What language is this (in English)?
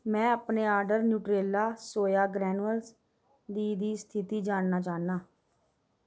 Dogri